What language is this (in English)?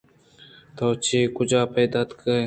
Eastern Balochi